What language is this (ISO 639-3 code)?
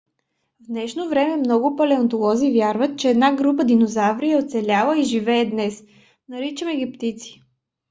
bul